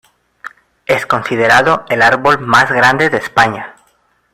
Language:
Spanish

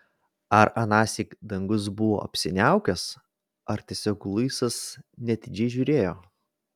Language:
Lithuanian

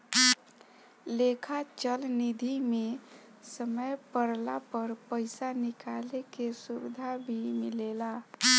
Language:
Bhojpuri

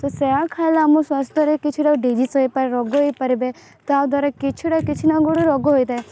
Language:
Odia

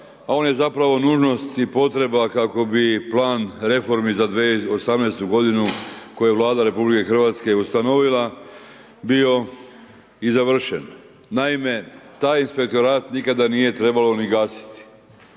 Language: Croatian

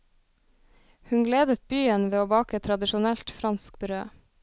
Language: Norwegian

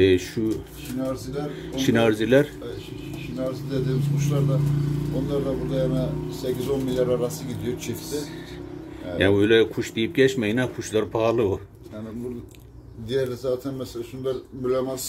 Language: Turkish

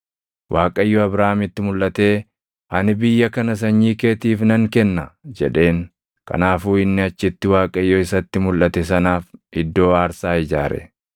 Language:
Oromo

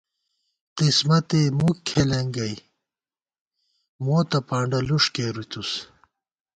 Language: Gawar-Bati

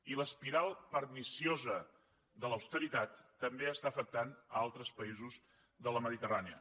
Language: Catalan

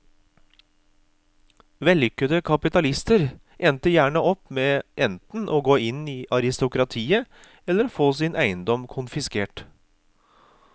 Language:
Norwegian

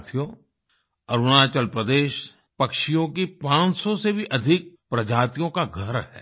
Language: Hindi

